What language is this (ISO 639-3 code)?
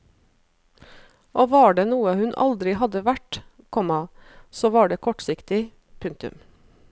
nor